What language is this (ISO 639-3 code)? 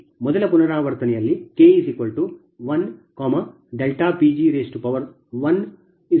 kan